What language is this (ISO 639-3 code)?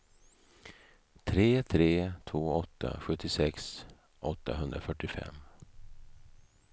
swe